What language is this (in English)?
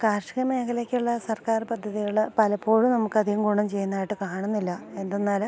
Malayalam